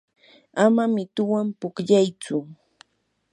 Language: Yanahuanca Pasco Quechua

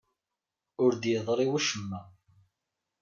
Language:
Kabyle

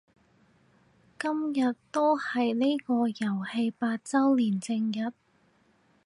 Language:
Cantonese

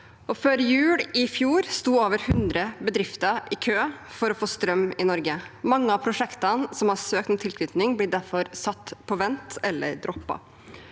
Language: Norwegian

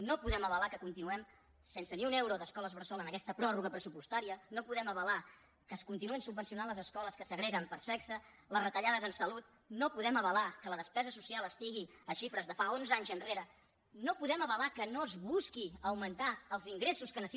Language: Catalan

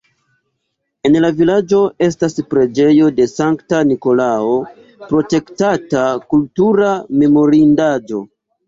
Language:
Esperanto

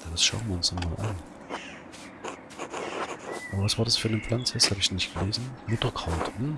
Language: German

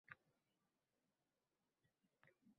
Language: Uzbek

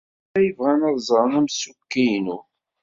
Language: Kabyle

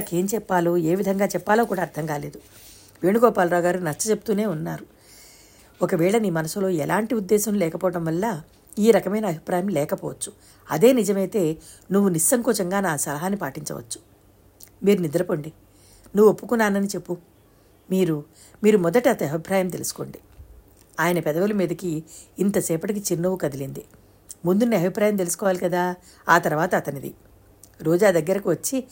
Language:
Telugu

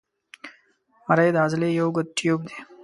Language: Pashto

